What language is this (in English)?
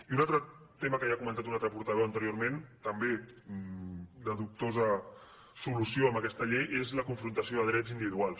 Catalan